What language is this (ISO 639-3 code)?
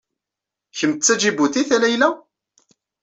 kab